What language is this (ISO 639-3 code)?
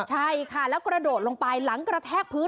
tha